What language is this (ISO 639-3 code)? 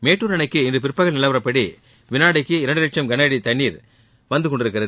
tam